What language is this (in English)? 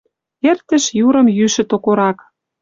Western Mari